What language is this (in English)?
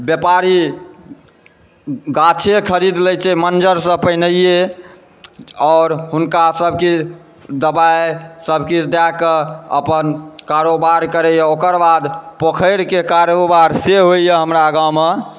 Maithili